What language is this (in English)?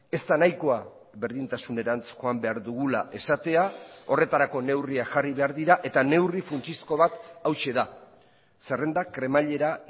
Basque